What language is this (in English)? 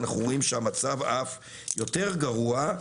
Hebrew